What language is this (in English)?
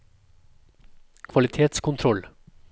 Norwegian